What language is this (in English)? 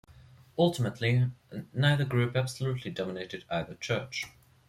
English